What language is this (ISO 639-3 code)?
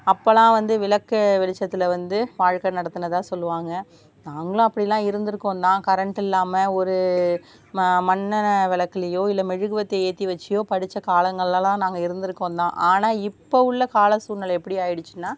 tam